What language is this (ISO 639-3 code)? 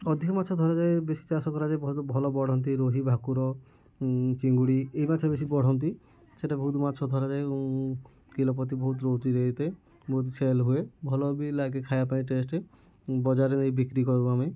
ori